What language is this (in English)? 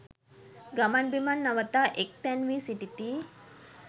Sinhala